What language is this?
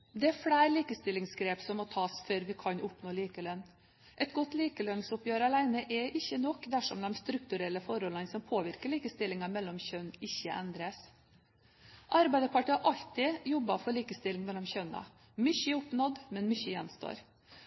Norwegian Bokmål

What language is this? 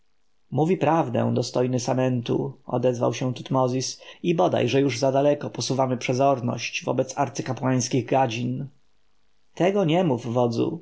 Polish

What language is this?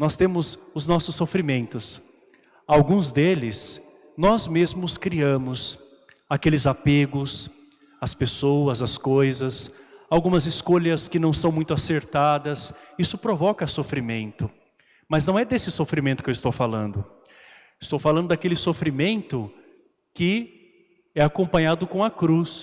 Portuguese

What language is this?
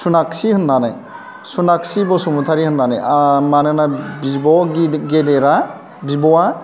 Bodo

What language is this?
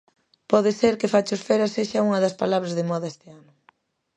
Galician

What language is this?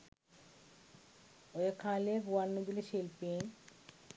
Sinhala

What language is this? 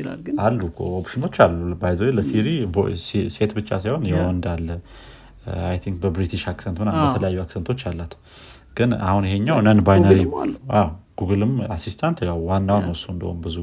Amharic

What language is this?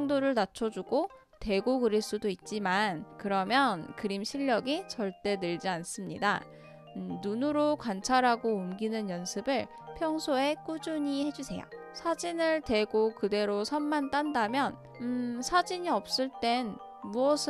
Korean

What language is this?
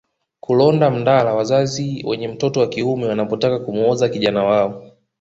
Swahili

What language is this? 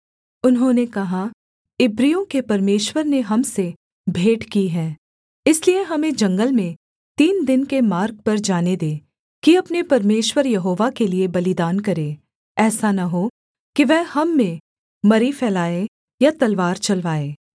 Hindi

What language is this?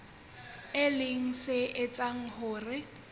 Southern Sotho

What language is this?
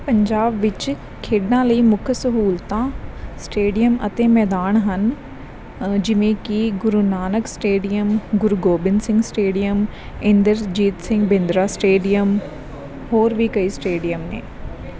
Punjabi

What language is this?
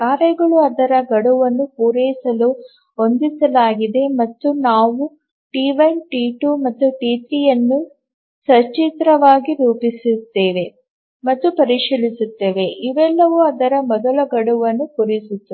Kannada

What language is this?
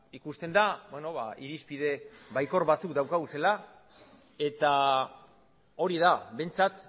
Basque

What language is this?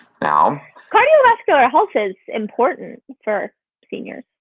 English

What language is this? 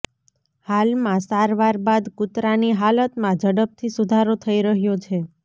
Gujarati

